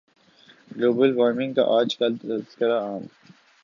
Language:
Urdu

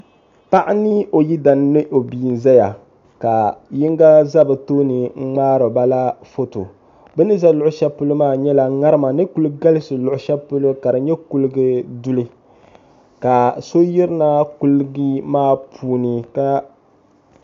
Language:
Dagbani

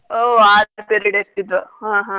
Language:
Kannada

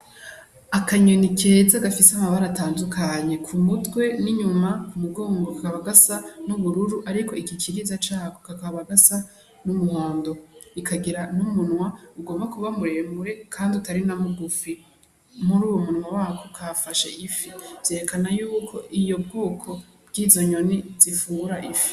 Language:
Rundi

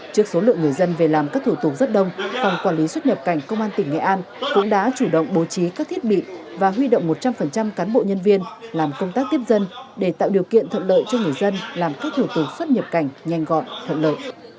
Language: Vietnamese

